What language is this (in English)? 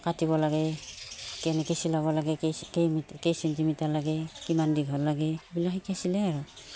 Assamese